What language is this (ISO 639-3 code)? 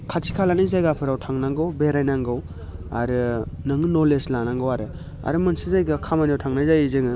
brx